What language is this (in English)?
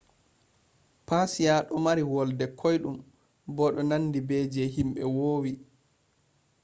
Fula